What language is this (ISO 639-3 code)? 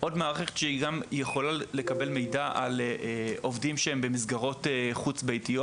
heb